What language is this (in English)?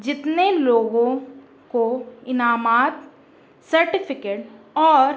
Urdu